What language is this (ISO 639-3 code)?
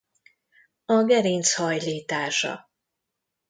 hun